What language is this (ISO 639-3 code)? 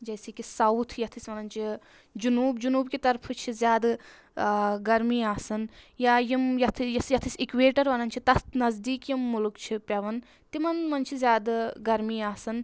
kas